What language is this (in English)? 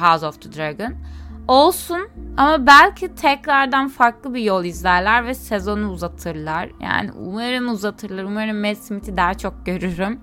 Turkish